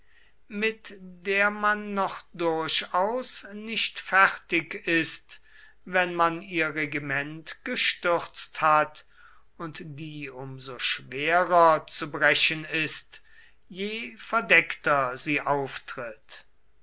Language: German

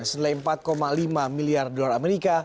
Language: Indonesian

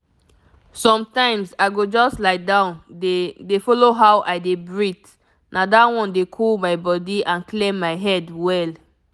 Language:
Nigerian Pidgin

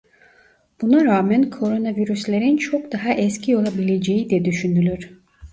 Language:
Turkish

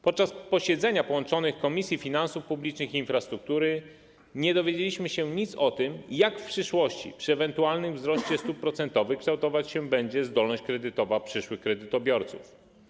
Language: Polish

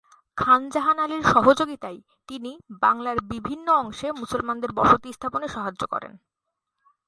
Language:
Bangla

